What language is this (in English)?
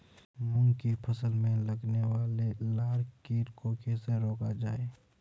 Hindi